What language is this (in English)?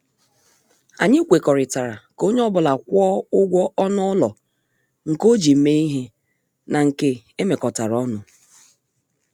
Igbo